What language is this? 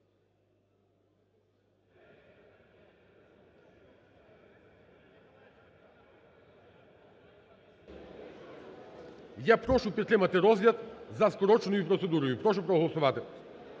Ukrainian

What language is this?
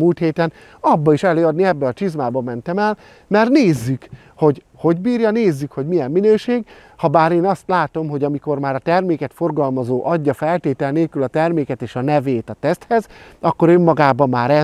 Hungarian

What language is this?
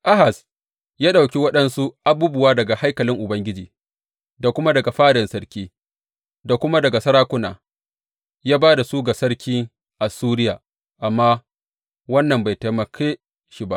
Hausa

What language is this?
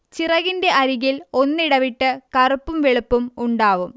Malayalam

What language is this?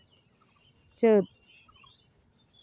Santali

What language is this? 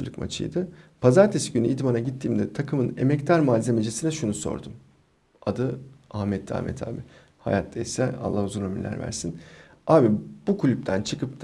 Turkish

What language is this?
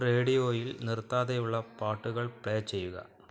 Malayalam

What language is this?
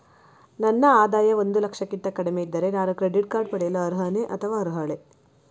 Kannada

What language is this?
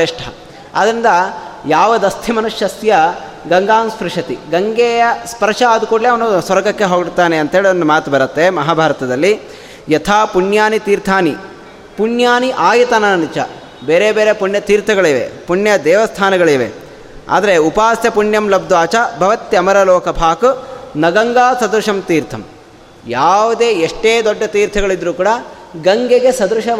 Kannada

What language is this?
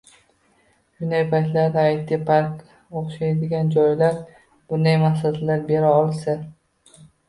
Uzbek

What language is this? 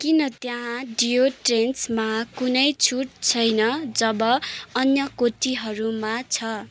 Nepali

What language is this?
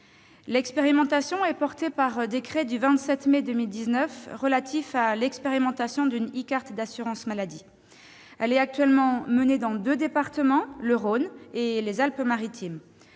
French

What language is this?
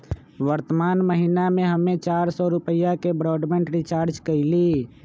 Magahi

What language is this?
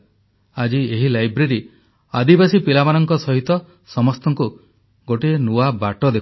Odia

